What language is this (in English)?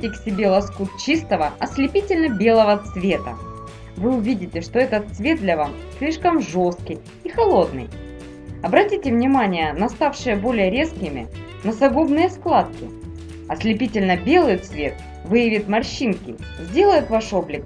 Russian